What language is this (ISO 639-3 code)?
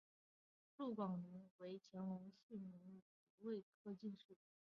zho